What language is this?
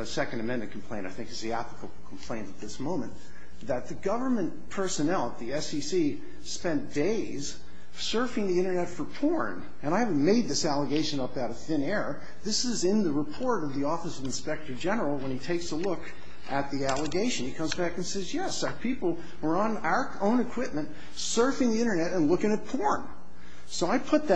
English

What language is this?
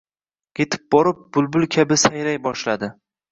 Uzbek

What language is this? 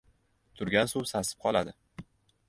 Uzbek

